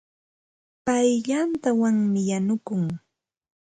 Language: Ambo-Pasco Quechua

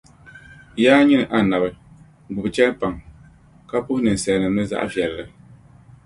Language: Dagbani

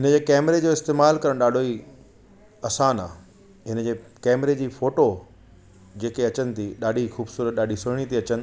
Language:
Sindhi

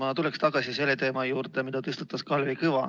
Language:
Estonian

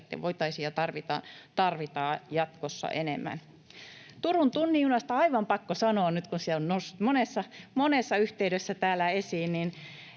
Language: Finnish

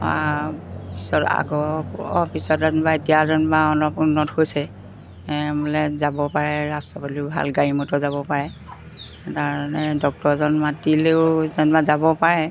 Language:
Assamese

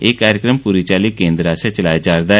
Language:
Dogri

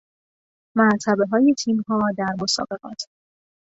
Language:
Persian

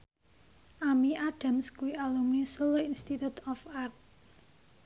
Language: Javanese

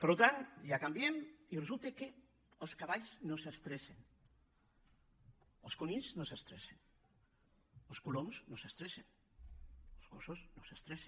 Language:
Catalan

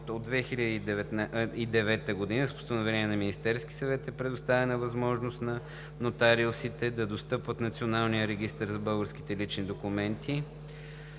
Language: Bulgarian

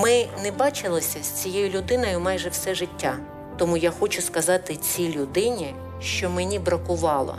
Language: Ukrainian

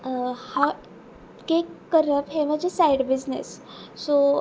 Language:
Konkani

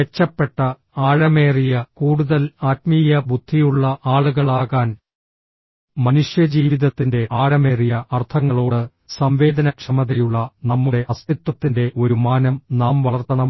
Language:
Malayalam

